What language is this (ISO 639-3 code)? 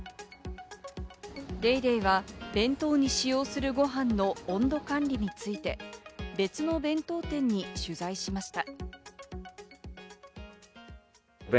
jpn